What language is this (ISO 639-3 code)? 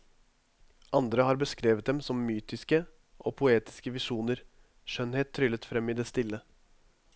nor